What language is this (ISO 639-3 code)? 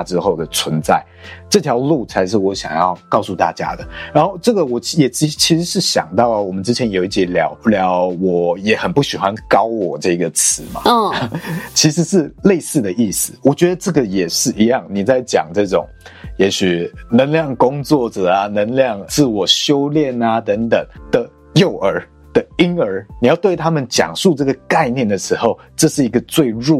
zho